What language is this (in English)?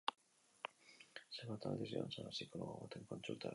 Basque